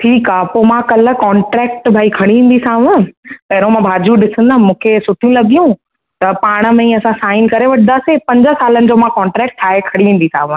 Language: Sindhi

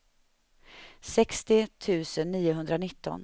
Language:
Swedish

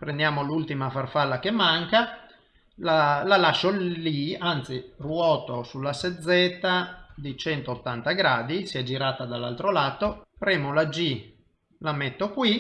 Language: Italian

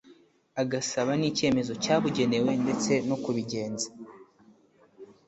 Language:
Kinyarwanda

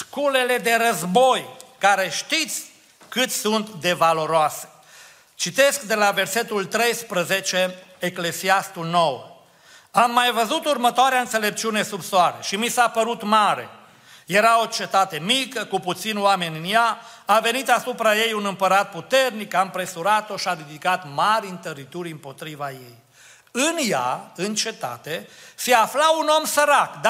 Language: Romanian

